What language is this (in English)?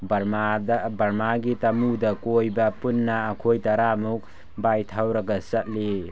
Manipuri